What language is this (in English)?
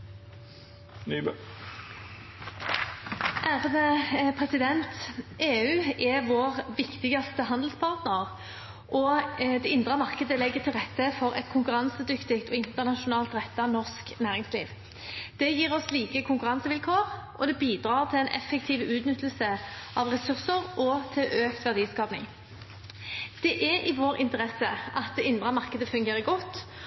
Norwegian